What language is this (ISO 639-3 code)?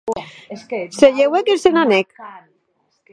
oci